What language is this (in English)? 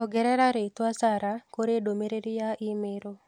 Kikuyu